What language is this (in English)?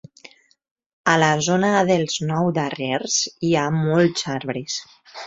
Catalan